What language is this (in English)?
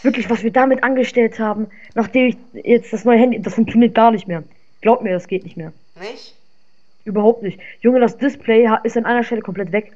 German